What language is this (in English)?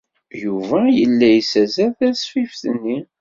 Kabyle